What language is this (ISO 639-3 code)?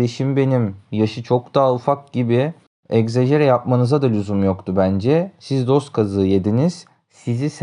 tur